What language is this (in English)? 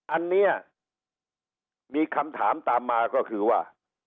Thai